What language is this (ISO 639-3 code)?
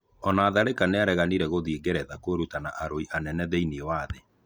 kik